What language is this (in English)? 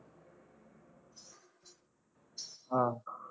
Punjabi